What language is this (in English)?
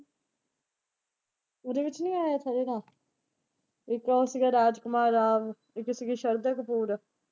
Punjabi